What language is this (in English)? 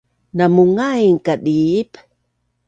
Bunun